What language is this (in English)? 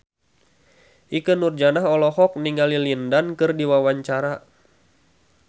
Sundanese